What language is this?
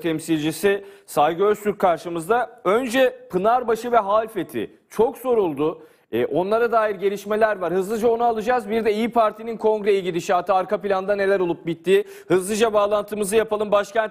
Turkish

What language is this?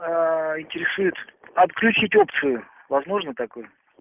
Russian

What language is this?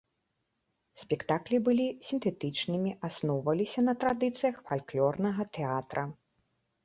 Belarusian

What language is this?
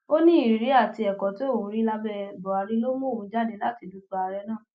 Yoruba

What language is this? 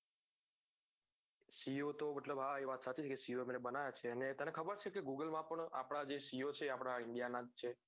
Gujarati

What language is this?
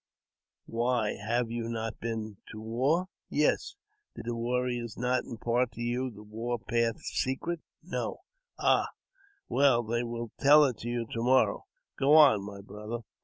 English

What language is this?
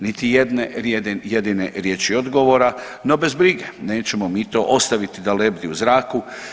Croatian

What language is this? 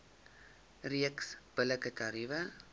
Afrikaans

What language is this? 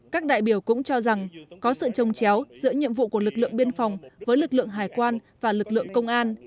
Vietnamese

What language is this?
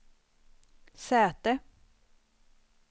Swedish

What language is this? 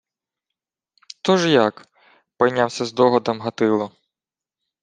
Ukrainian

